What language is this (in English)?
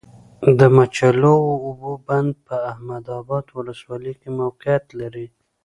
Pashto